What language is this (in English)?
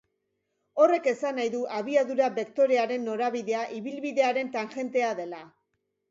Basque